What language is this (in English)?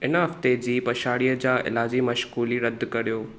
Sindhi